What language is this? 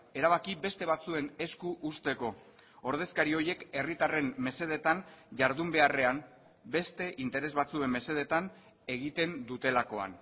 Basque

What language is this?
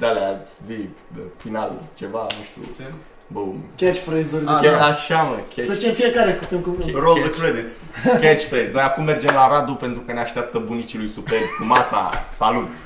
Romanian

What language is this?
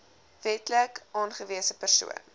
Afrikaans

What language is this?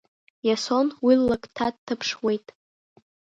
Abkhazian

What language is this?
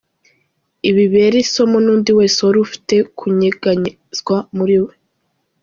Kinyarwanda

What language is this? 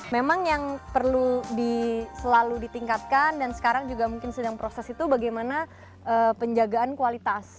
Indonesian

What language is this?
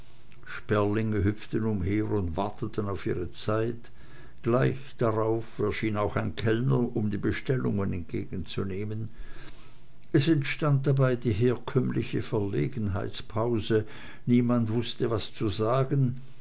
German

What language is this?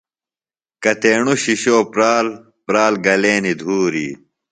Phalura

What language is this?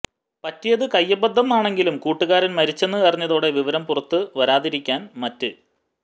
Malayalam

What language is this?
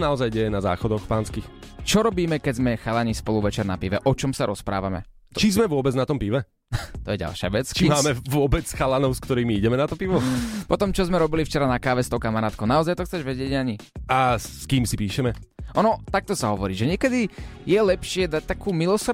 Slovak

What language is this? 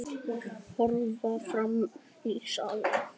Icelandic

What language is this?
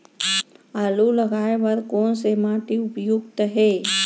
Chhattisgarhi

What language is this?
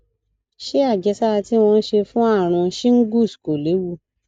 Yoruba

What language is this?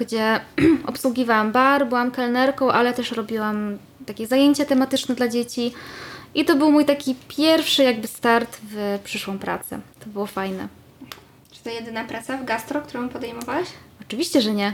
Polish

